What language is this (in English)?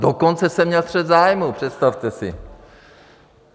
Czech